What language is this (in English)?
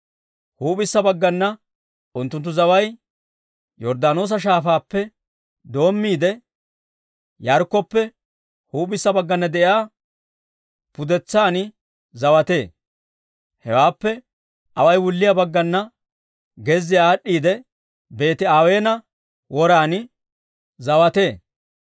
Dawro